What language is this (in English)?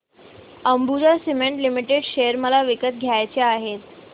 Marathi